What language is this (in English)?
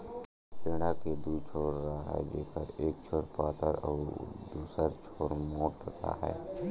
Chhattisgarhi